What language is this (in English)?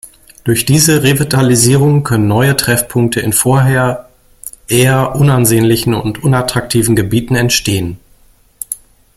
German